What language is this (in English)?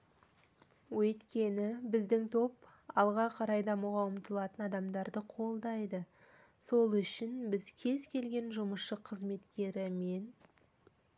Kazakh